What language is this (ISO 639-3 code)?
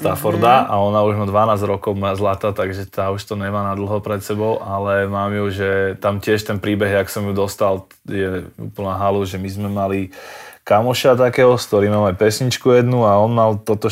slk